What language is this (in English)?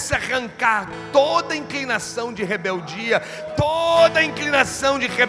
Portuguese